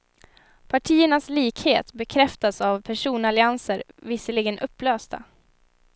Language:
Swedish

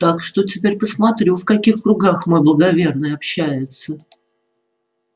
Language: Russian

